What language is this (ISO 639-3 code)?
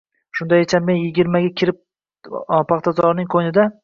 uzb